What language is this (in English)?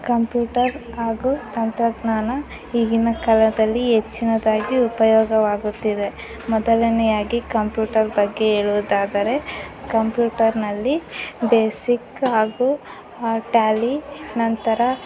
Kannada